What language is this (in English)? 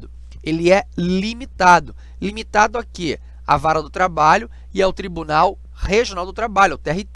Portuguese